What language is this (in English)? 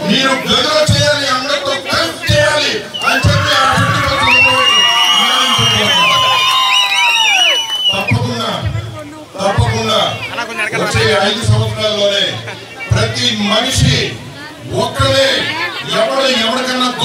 Telugu